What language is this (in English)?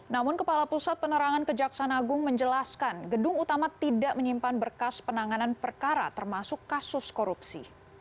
Indonesian